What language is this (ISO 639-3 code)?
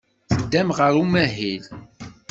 kab